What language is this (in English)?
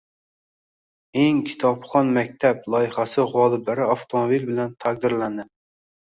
Uzbek